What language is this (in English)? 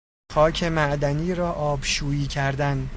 Persian